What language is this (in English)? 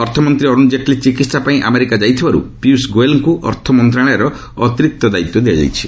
Odia